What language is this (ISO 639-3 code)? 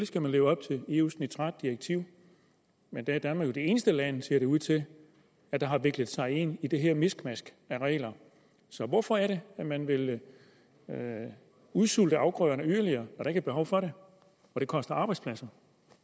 dan